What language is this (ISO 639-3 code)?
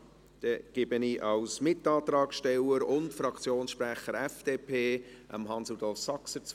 gsw